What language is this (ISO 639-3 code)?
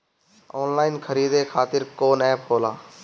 bho